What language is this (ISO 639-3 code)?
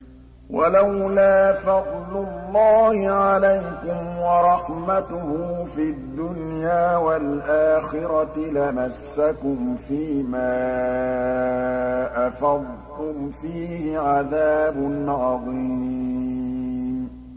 ara